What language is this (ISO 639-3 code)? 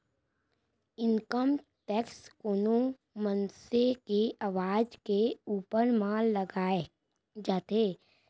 hne